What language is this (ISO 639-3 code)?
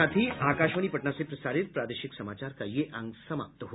hin